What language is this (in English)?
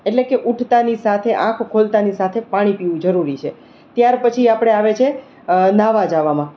Gujarati